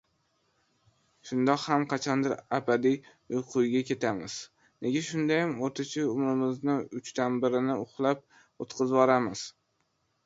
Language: Uzbek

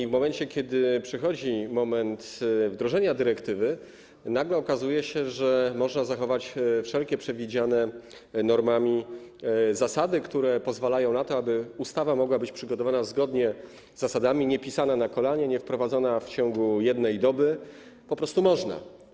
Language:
Polish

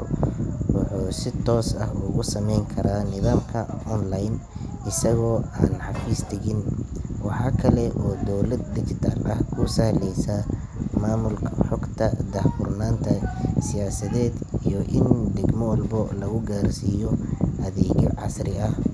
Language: Somali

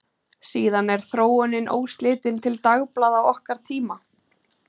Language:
Icelandic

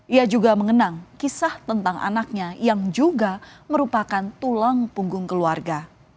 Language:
Indonesian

